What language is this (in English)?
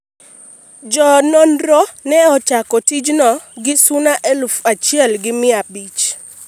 Luo (Kenya and Tanzania)